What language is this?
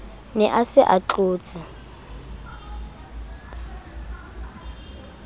Southern Sotho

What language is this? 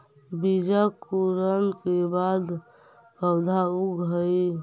Magahi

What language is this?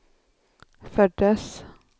Swedish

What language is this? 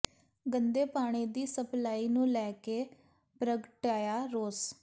Punjabi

